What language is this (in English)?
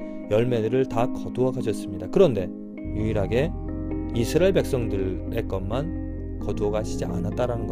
Korean